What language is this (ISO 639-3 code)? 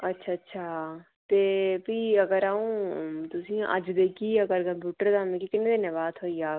doi